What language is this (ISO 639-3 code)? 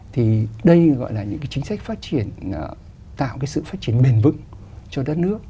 vie